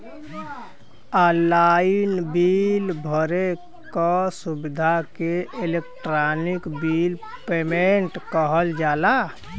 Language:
Bhojpuri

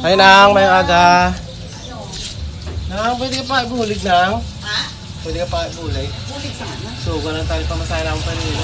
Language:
Indonesian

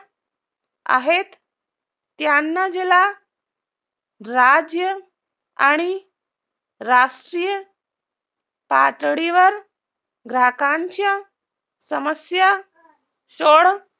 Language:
Marathi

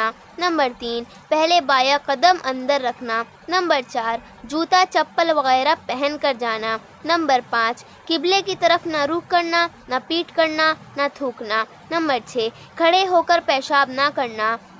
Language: Hindi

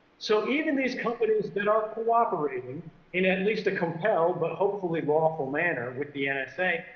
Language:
English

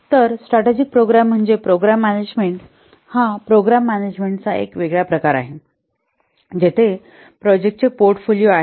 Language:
Marathi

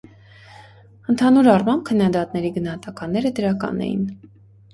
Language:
Armenian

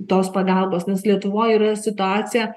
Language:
Lithuanian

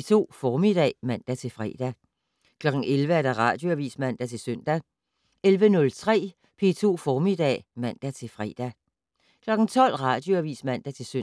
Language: Danish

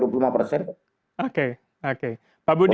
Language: Indonesian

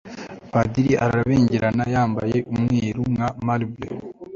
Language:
Kinyarwanda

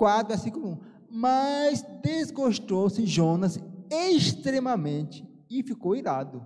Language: Portuguese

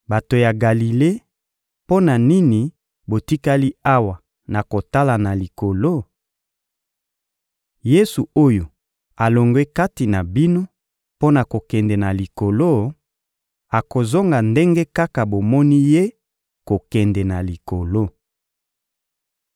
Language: Lingala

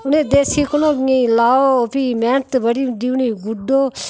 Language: Dogri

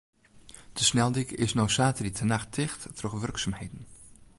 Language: Western Frisian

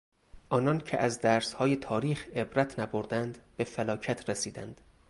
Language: Persian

